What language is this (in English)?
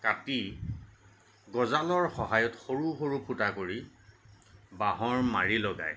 Assamese